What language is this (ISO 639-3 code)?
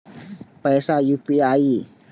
mai